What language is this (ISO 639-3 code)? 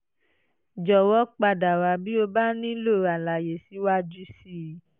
yor